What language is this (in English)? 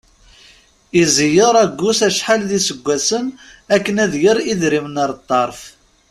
Kabyle